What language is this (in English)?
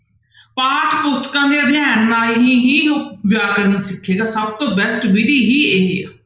Punjabi